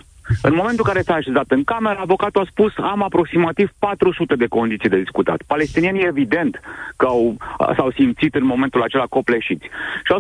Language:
Romanian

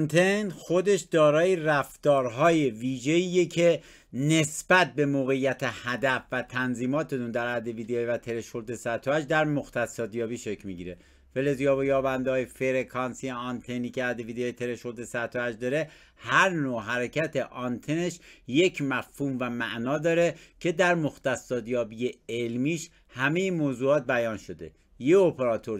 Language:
Persian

